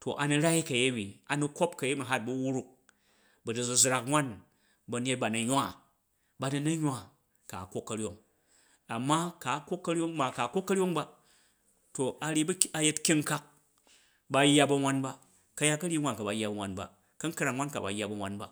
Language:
Jju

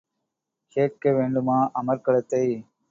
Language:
Tamil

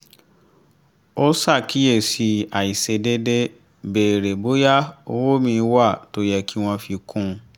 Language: Yoruba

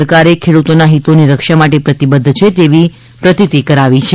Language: Gujarati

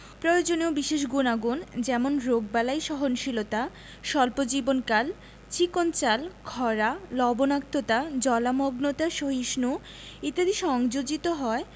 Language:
Bangla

